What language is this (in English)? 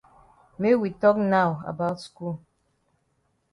Cameroon Pidgin